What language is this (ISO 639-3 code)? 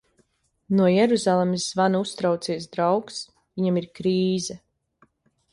lav